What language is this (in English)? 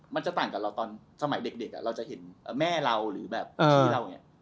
Thai